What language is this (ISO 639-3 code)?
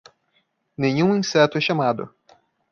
por